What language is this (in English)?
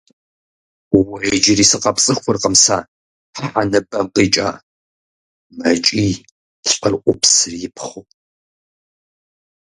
Kabardian